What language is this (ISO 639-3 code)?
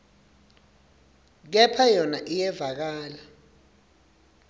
ssw